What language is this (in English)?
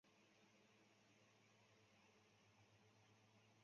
Chinese